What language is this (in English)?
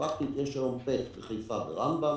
Hebrew